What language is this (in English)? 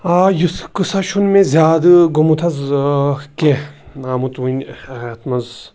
Kashmiri